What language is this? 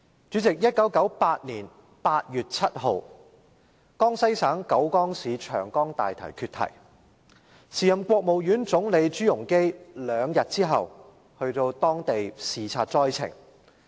Cantonese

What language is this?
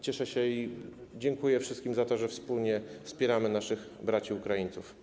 Polish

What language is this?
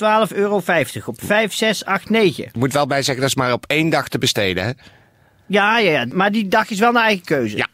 Dutch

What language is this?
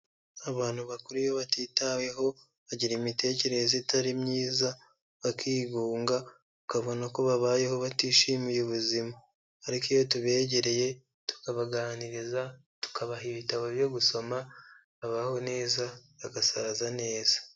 Kinyarwanda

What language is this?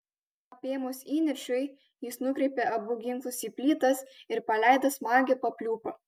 Lithuanian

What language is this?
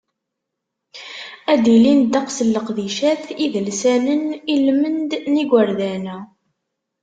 Kabyle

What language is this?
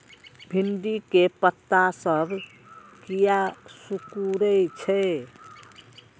Maithili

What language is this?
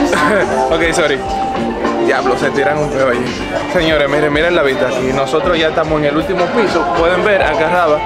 Spanish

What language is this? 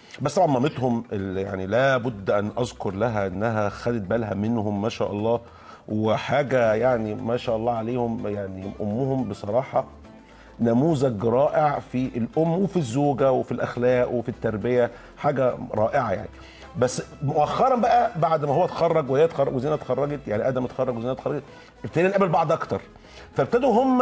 Arabic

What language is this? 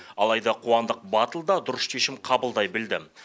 Kazakh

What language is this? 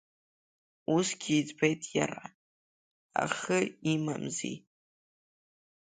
Abkhazian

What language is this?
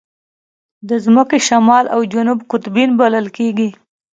Pashto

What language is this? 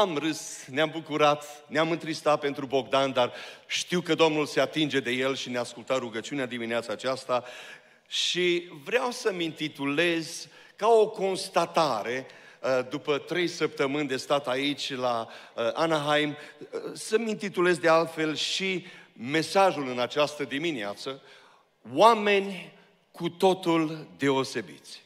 Romanian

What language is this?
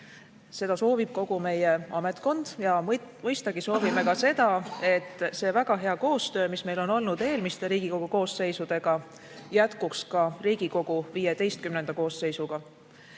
Estonian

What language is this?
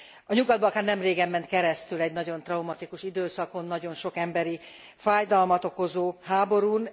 Hungarian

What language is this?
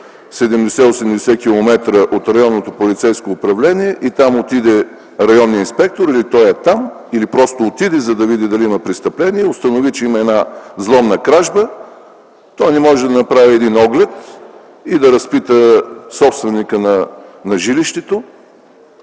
Bulgarian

